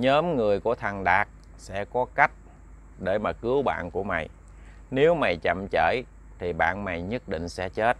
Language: Vietnamese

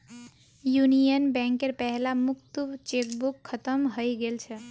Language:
Magahi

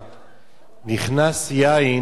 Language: Hebrew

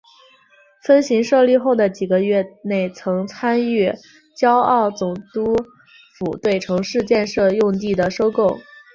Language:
Chinese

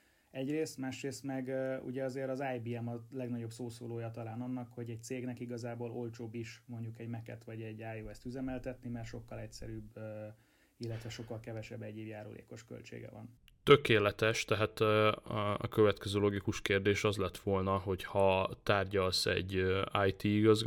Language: Hungarian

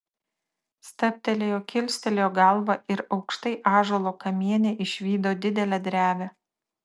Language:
Lithuanian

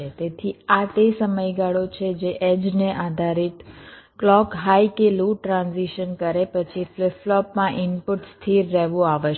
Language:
Gujarati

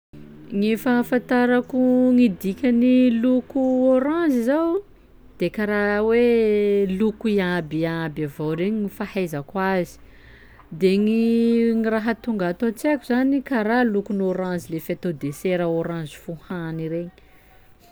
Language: Sakalava Malagasy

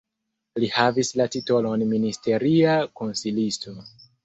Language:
Esperanto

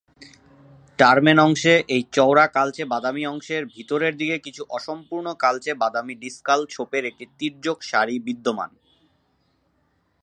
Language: Bangla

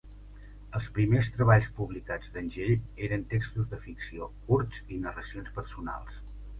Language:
Catalan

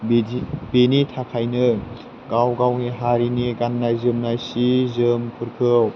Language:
Bodo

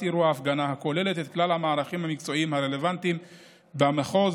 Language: Hebrew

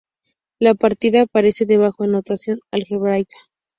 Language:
Spanish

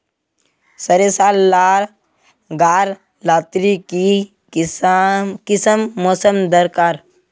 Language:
Magahi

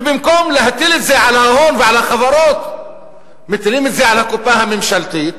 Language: Hebrew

